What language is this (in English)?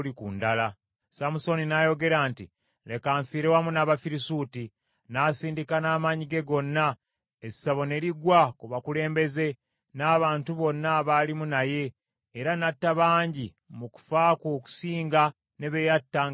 Ganda